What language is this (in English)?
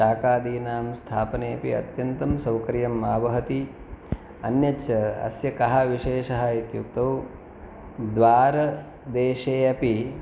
Sanskrit